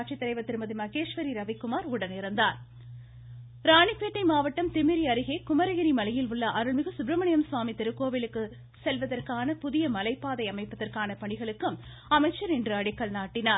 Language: Tamil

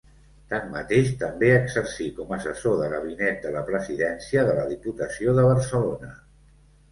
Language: Catalan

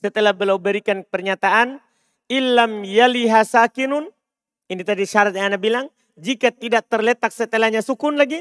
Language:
Indonesian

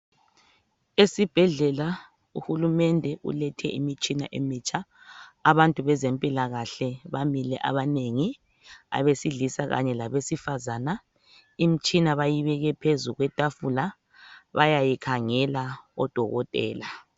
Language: North Ndebele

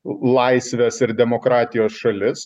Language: Lithuanian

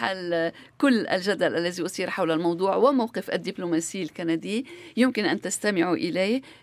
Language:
Arabic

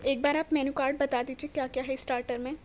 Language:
Urdu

